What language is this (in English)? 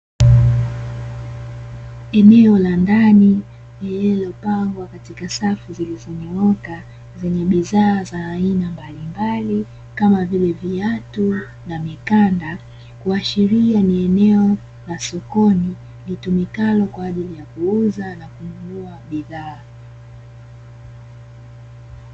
Swahili